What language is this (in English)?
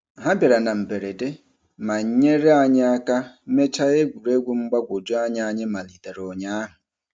Igbo